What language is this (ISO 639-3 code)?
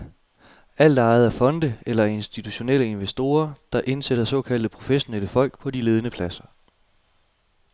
dan